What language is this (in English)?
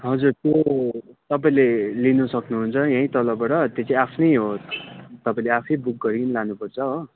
Nepali